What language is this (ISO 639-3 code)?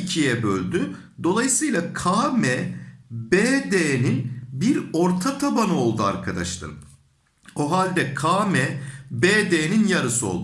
tur